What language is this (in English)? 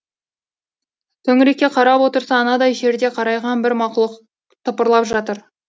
Kazakh